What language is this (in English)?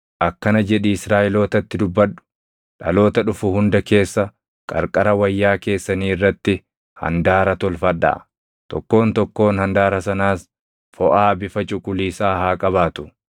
Oromo